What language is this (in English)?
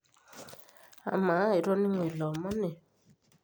Masai